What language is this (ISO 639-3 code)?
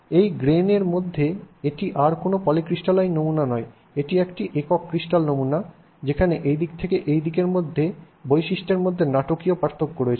ben